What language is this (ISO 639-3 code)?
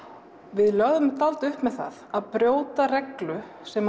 isl